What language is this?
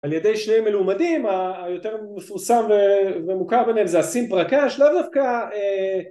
Hebrew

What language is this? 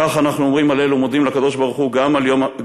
Hebrew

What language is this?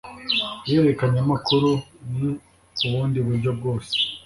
Kinyarwanda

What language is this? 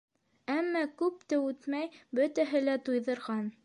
Bashkir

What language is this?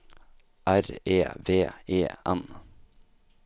Norwegian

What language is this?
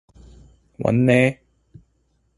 Korean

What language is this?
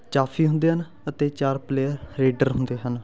Punjabi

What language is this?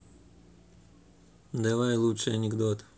Russian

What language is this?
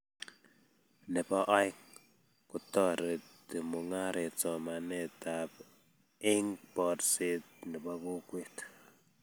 Kalenjin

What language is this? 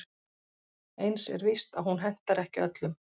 Icelandic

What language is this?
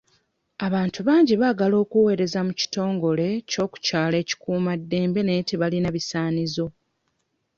Ganda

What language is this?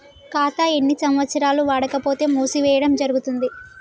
Telugu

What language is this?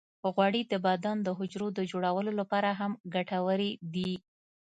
Pashto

